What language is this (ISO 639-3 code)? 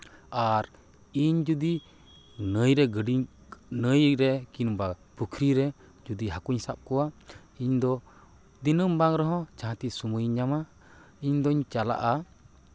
sat